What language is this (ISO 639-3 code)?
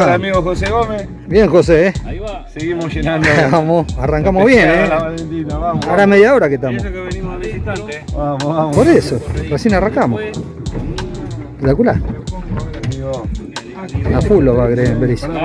spa